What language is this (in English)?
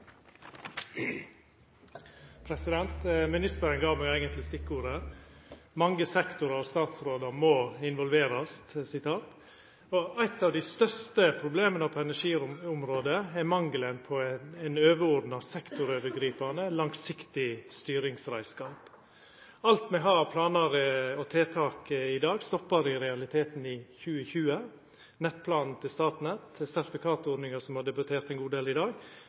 Norwegian Nynorsk